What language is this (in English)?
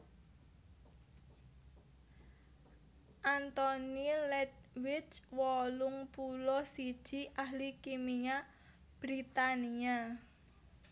Javanese